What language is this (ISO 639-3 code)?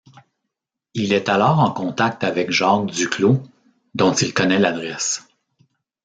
fra